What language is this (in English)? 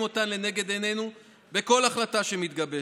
Hebrew